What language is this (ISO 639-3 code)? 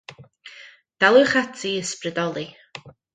cym